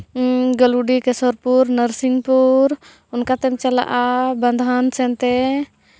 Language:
Santali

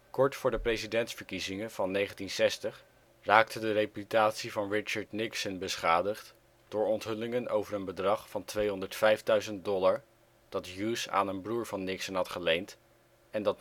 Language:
Dutch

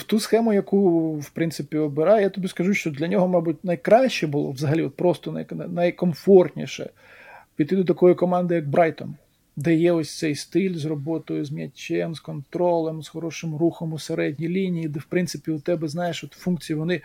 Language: Ukrainian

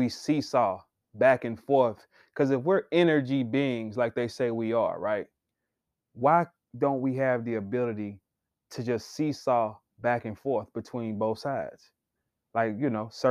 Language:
English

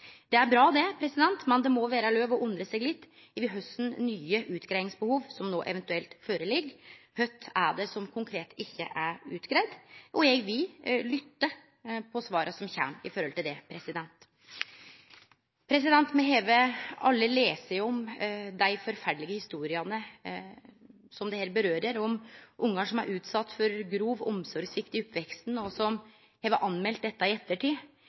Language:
Norwegian Nynorsk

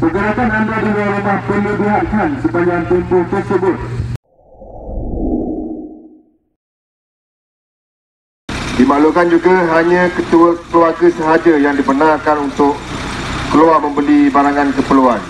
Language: Malay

